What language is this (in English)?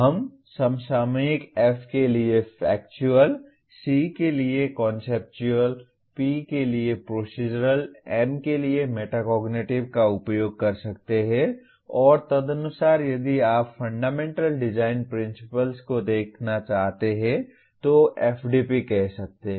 Hindi